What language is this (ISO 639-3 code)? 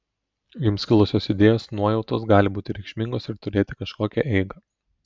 lit